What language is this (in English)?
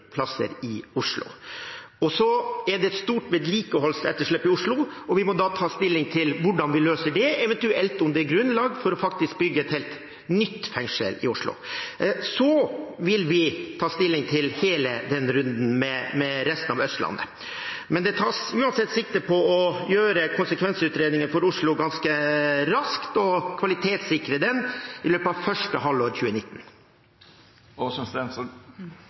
Norwegian Bokmål